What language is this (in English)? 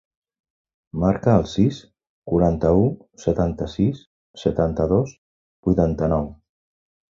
Catalan